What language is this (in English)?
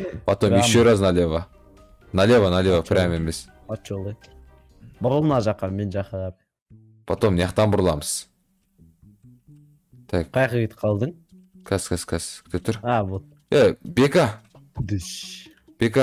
Turkish